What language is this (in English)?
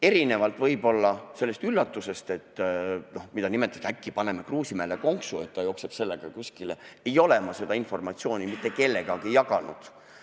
Estonian